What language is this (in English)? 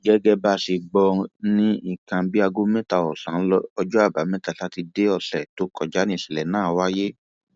Yoruba